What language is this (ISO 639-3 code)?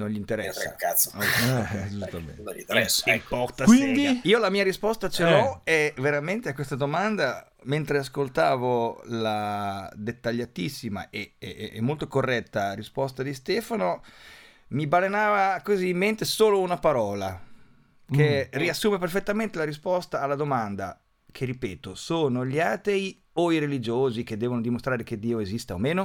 ita